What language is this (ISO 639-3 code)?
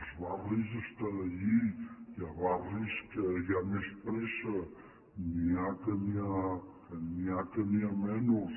cat